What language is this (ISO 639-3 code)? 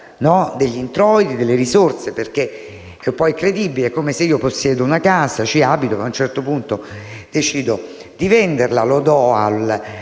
ita